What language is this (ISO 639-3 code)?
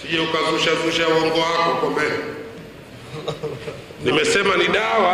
swa